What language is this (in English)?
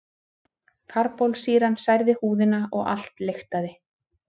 Icelandic